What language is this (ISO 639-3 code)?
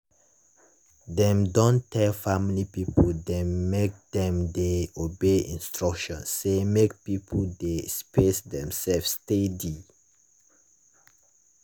pcm